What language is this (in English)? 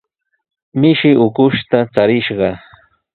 Sihuas Ancash Quechua